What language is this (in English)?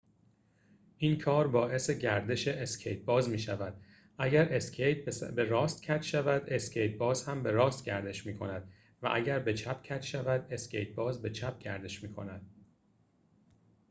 Persian